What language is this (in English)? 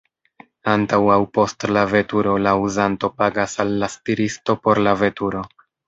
Esperanto